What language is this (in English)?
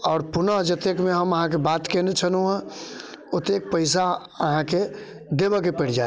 Maithili